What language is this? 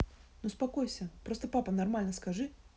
Russian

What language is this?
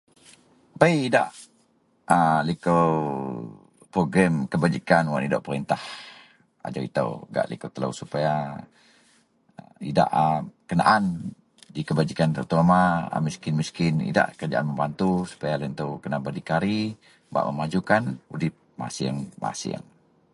Central Melanau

